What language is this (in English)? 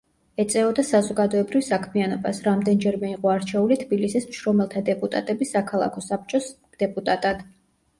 Georgian